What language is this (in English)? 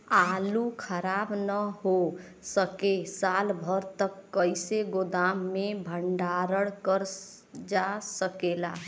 Bhojpuri